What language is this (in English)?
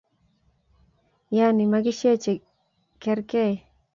Kalenjin